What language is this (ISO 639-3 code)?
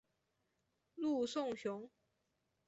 zho